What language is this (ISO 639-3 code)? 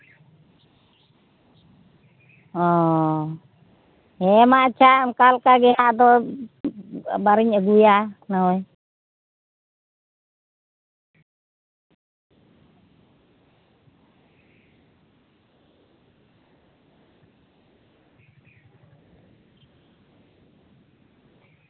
sat